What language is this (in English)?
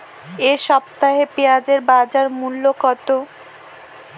Bangla